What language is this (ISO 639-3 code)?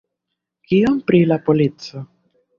epo